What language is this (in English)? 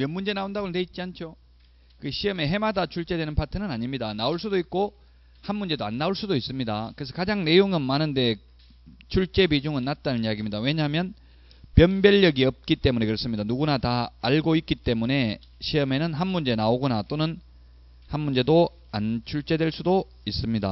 Korean